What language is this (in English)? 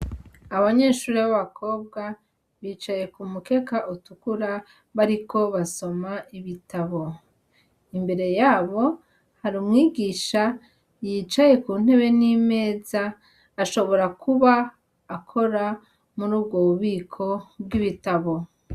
Rundi